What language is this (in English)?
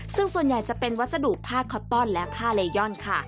Thai